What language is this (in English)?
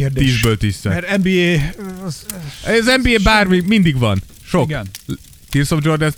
Hungarian